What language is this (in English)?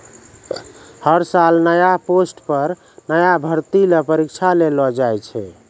Maithili